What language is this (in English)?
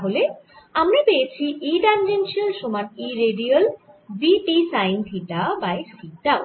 Bangla